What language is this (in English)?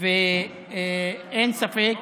Hebrew